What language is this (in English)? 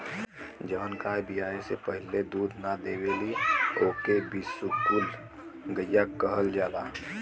Bhojpuri